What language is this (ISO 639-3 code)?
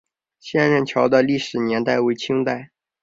zho